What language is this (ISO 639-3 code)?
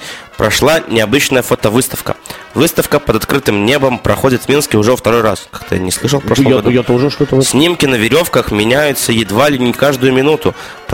rus